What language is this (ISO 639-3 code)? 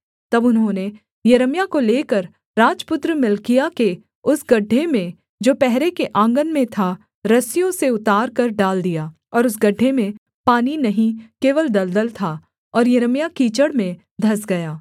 hin